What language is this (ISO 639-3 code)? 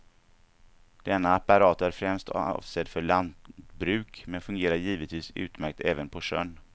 swe